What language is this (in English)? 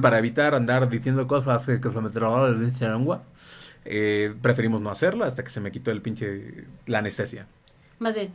Spanish